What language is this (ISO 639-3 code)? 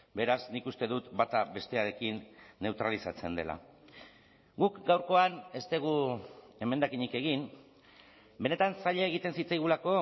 eus